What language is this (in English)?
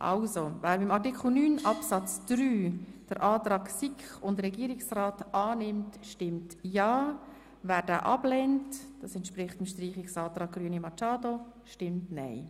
Swiss German